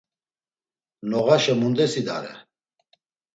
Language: Laz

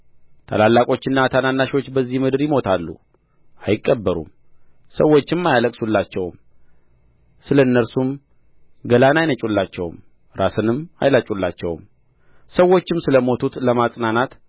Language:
Amharic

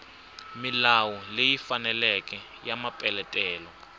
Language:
Tsonga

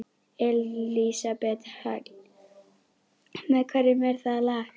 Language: Icelandic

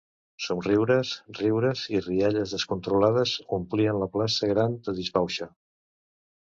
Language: Catalan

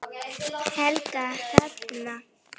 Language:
Icelandic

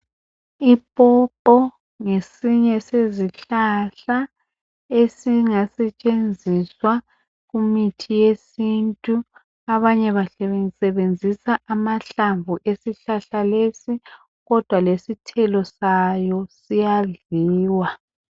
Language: North Ndebele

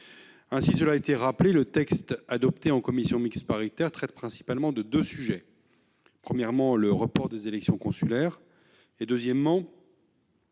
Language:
French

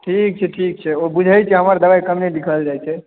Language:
Maithili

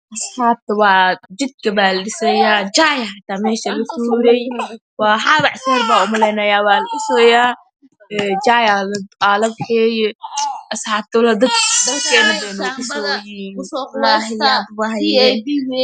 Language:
Somali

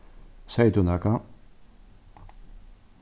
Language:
Faroese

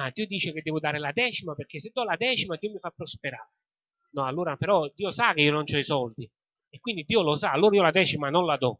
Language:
Italian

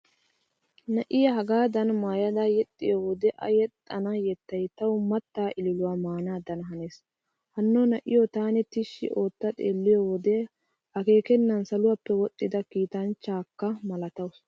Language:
Wolaytta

